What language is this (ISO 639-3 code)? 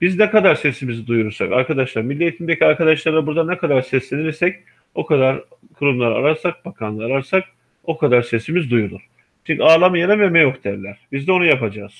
tur